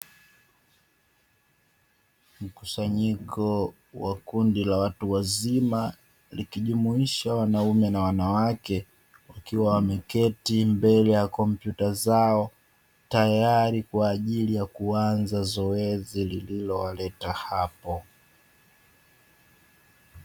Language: Swahili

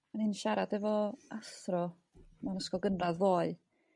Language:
Welsh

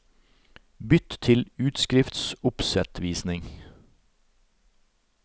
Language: Norwegian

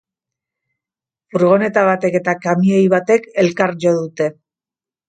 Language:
Basque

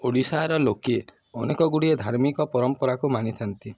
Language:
Odia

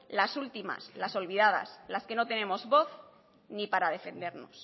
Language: Spanish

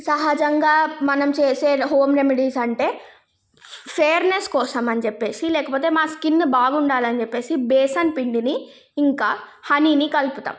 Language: Telugu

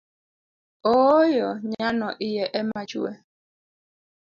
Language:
Luo (Kenya and Tanzania)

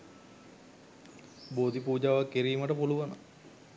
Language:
Sinhala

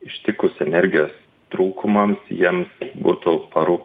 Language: Lithuanian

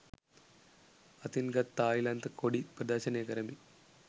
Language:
Sinhala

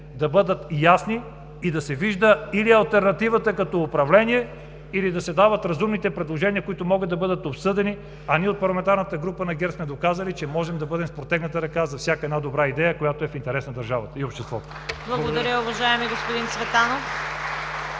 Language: Bulgarian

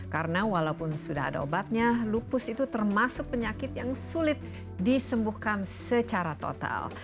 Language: Indonesian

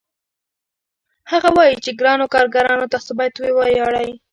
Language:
Pashto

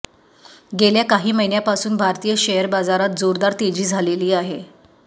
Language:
Marathi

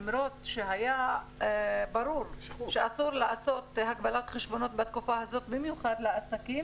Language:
Hebrew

